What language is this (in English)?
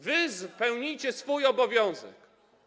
Polish